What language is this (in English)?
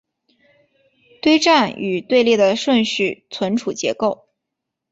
Chinese